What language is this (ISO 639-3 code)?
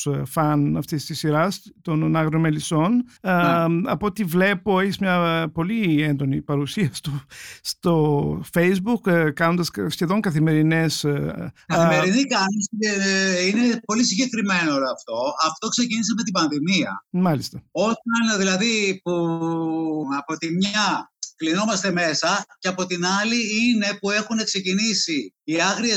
ell